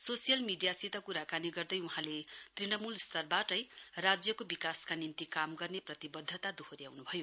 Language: Nepali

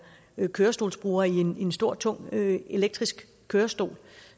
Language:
Danish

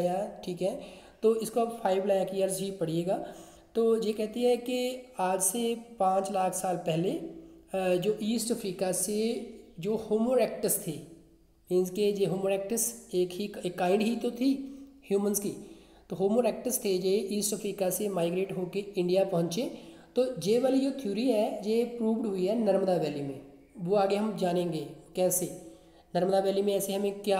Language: Hindi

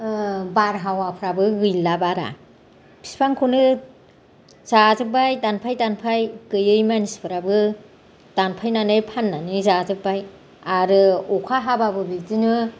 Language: Bodo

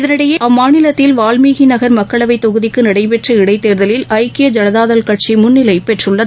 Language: Tamil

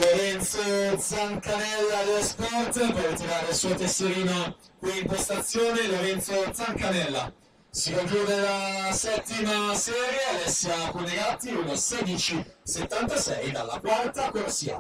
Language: Italian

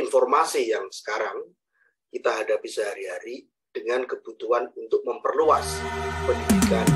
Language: Indonesian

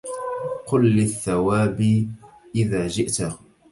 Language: Arabic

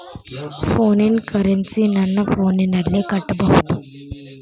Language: Kannada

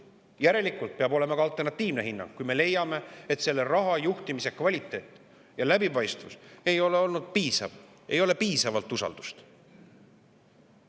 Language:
Estonian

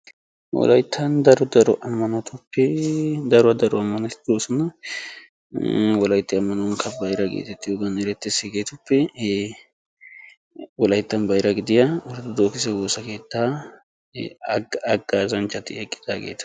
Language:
Wolaytta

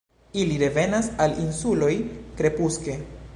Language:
Esperanto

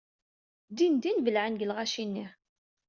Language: Kabyle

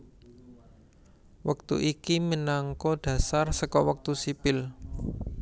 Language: Javanese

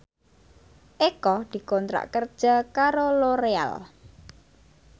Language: Javanese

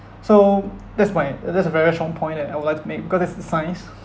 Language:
English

